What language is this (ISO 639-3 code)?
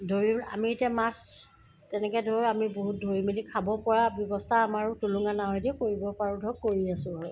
asm